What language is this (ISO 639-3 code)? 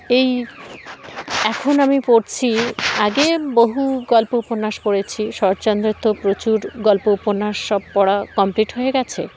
ben